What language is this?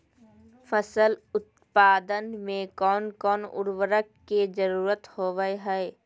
Magahi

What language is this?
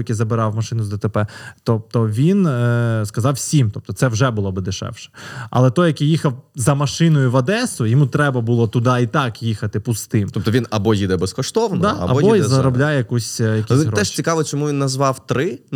Ukrainian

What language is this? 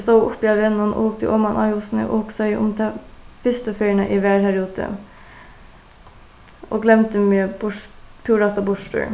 Faroese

